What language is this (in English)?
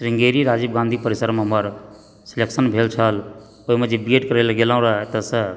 Maithili